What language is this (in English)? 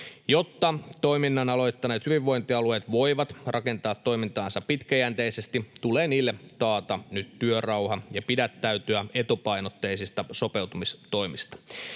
Finnish